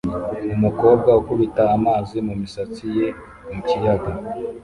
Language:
Kinyarwanda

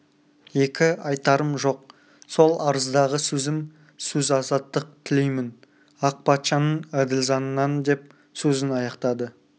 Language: Kazakh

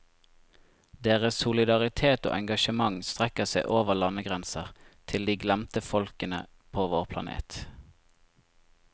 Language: Norwegian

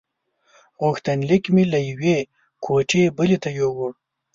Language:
Pashto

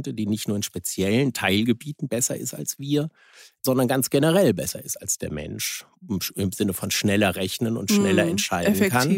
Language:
German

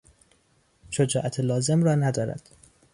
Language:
Persian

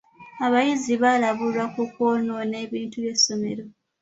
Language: Ganda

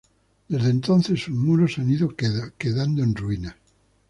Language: Spanish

